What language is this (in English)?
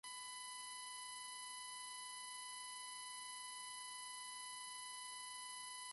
Spanish